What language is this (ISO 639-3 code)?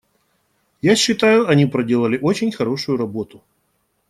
rus